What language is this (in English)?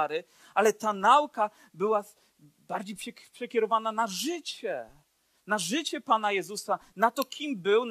Polish